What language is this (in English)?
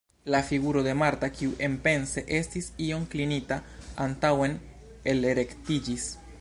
Esperanto